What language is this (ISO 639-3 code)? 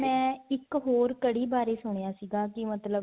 pan